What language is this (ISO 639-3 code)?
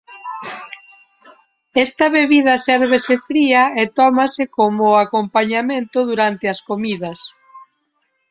glg